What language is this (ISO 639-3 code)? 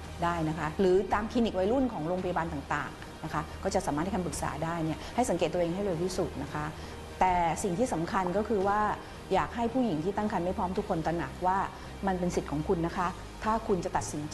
tha